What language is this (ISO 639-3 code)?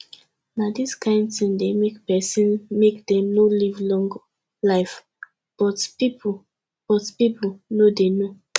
pcm